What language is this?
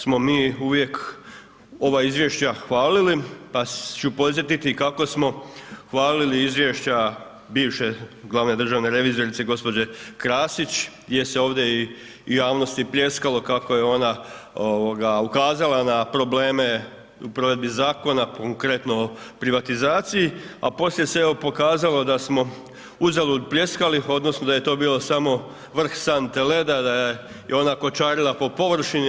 Croatian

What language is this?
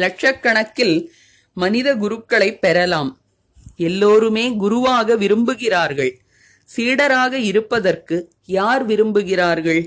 Tamil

